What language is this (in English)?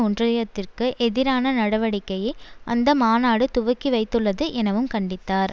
Tamil